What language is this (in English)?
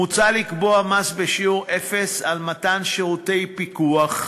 Hebrew